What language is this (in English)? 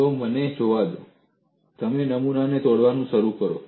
Gujarati